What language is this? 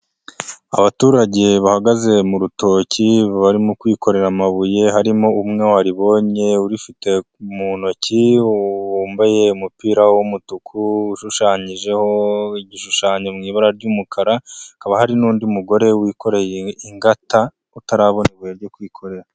Kinyarwanda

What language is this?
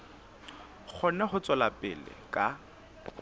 Southern Sotho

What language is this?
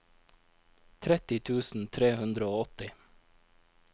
Norwegian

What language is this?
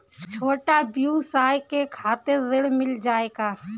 Bhojpuri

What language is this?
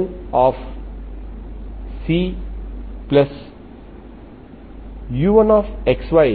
Telugu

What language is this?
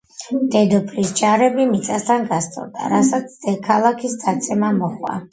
Georgian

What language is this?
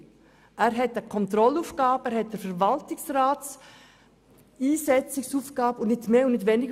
Swiss German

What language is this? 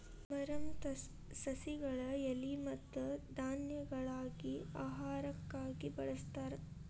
Kannada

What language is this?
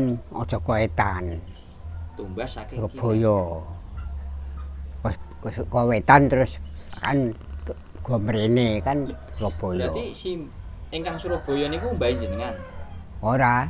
Indonesian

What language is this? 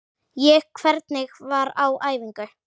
Icelandic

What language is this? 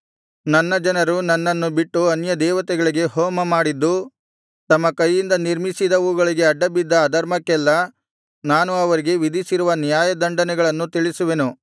Kannada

